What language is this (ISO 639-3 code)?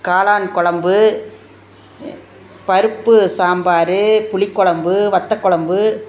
tam